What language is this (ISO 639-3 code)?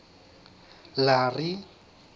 sot